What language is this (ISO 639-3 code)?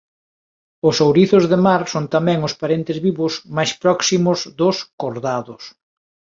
glg